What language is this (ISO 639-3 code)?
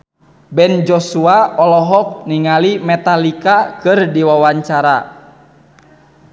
sun